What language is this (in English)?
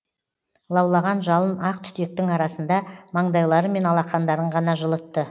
Kazakh